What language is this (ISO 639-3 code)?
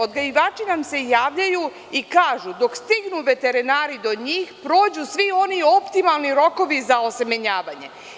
srp